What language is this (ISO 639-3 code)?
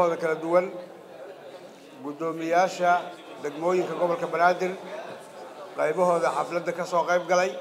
ara